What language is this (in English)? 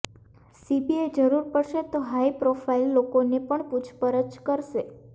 Gujarati